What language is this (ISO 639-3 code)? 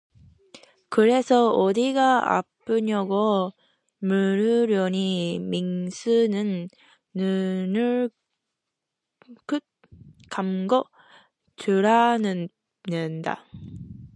kor